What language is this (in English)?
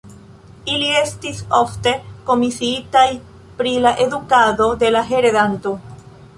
Esperanto